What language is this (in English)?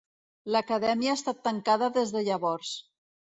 Catalan